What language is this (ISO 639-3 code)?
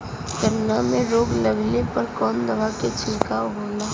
bho